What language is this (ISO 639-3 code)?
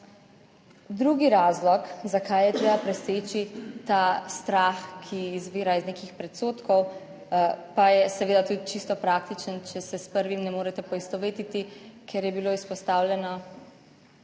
slv